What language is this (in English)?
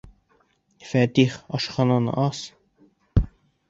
Bashkir